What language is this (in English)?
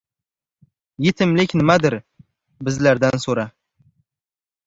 Uzbek